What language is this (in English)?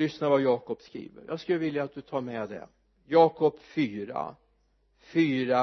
Swedish